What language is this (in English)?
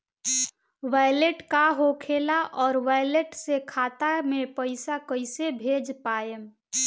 Bhojpuri